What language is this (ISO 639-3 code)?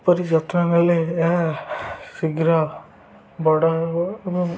ori